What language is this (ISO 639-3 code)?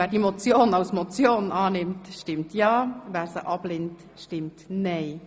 gsw